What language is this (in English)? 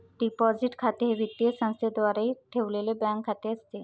Marathi